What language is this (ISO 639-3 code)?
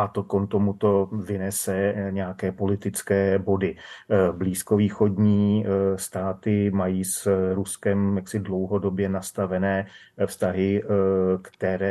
ces